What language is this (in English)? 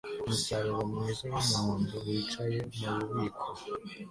Kinyarwanda